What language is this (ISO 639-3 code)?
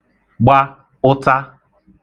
ibo